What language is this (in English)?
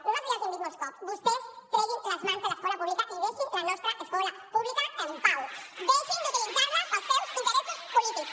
Catalan